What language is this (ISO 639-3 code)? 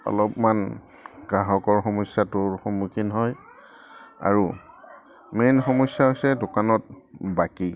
asm